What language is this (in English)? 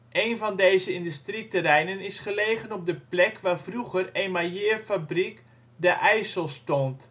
Dutch